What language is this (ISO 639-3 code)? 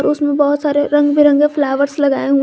hin